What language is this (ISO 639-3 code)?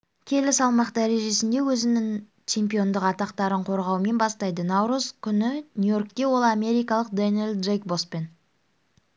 kaz